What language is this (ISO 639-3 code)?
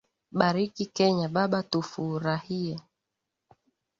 swa